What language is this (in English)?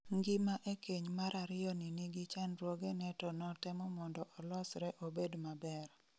Luo (Kenya and Tanzania)